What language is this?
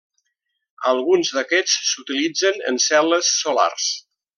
Catalan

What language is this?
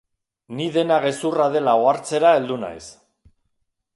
Basque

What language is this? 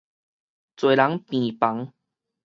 Min Nan Chinese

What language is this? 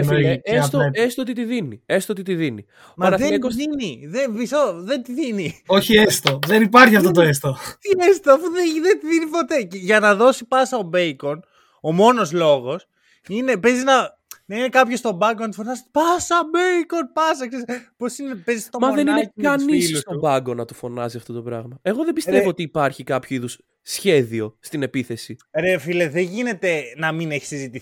Greek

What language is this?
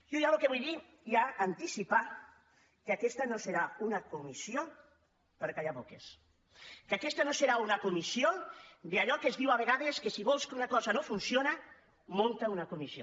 Catalan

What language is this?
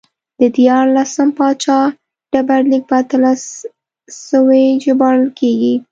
Pashto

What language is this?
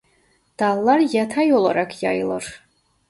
Turkish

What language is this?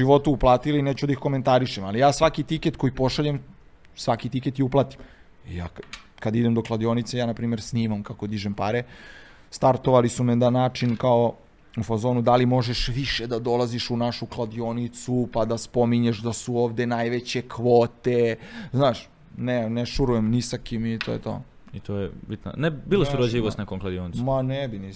Croatian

